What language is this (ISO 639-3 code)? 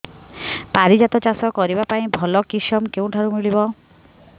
ori